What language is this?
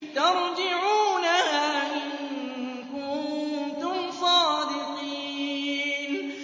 Arabic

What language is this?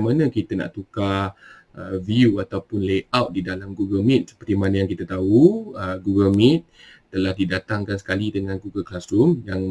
Malay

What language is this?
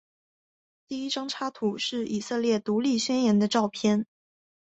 Chinese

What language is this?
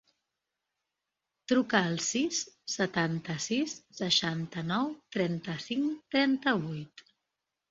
Catalan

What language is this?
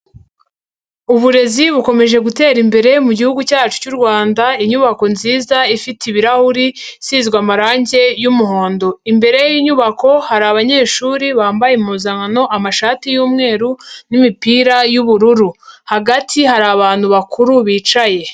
Kinyarwanda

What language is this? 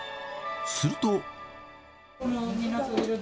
Japanese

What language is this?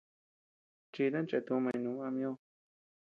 Tepeuxila Cuicatec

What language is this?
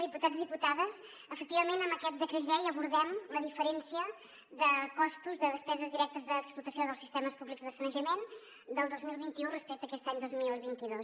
Catalan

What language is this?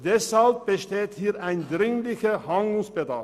Swiss German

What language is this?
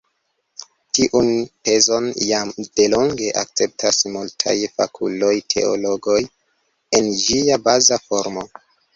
Esperanto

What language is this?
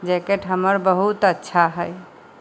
Maithili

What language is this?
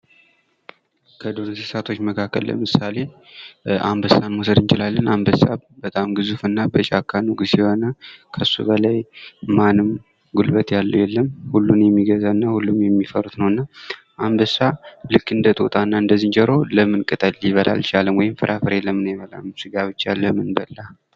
Amharic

